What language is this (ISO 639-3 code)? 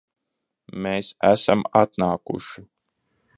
lav